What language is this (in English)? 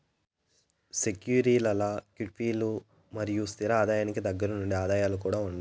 Telugu